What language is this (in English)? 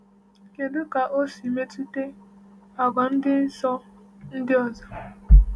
Igbo